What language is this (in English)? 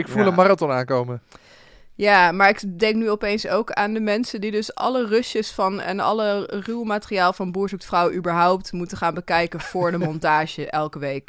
Dutch